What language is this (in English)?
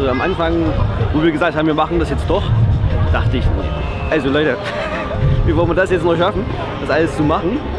German